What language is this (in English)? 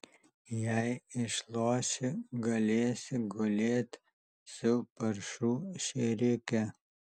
Lithuanian